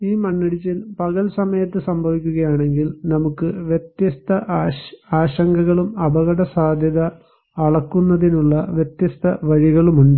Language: Malayalam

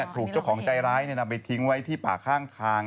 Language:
Thai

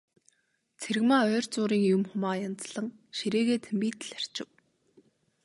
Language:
Mongolian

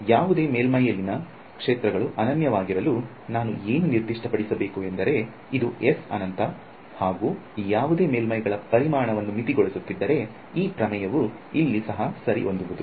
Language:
Kannada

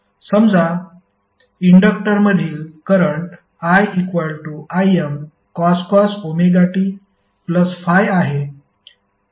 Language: Marathi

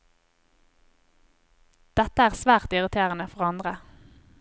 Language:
Norwegian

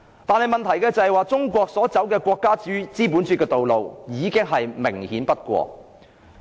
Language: Cantonese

